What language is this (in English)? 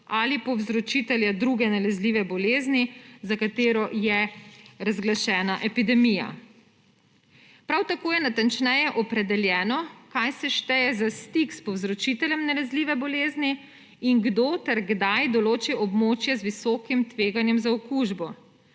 Slovenian